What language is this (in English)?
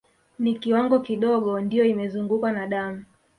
Swahili